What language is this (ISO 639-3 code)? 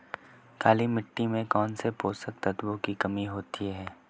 hin